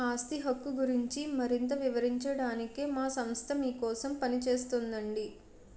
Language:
Telugu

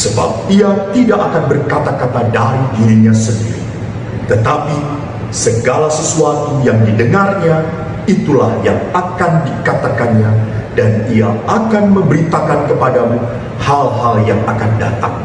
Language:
Indonesian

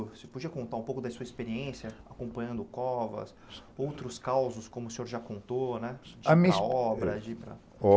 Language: Portuguese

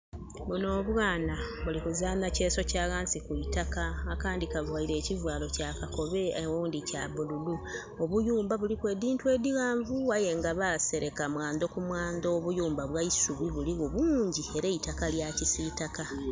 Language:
Soga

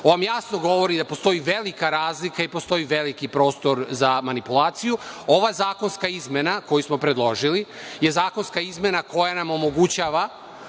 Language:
Serbian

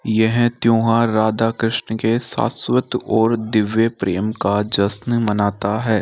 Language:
Hindi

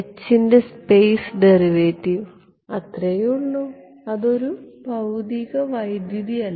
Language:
Malayalam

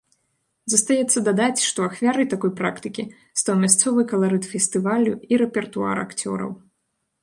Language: Belarusian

